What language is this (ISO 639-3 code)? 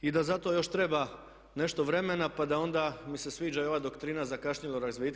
hrv